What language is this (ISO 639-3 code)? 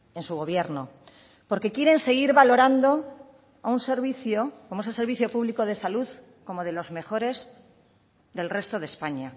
spa